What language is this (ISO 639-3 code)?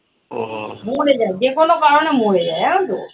ben